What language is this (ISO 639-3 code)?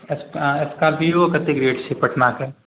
mai